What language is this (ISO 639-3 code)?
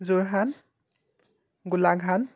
asm